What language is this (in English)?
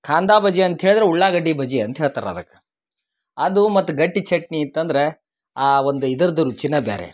Kannada